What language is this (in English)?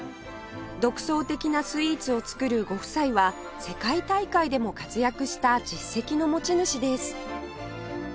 Japanese